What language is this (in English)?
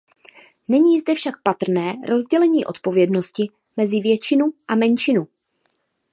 Czech